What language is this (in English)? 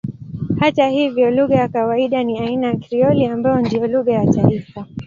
Swahili